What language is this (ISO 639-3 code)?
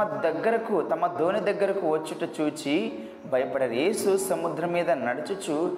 tel